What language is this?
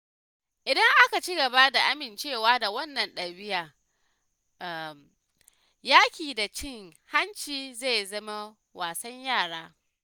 Hausa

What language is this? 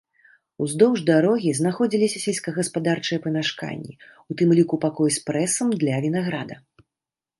Belarusian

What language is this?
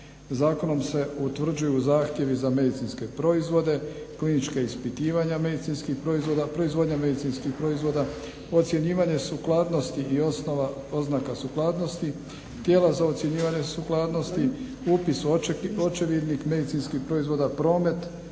Croatian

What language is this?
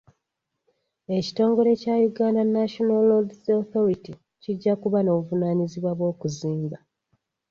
Ganda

